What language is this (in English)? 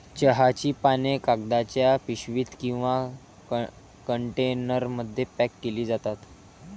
Marathi